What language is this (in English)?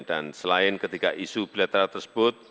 Indonesian